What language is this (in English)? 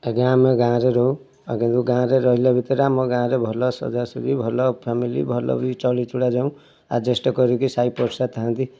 Odia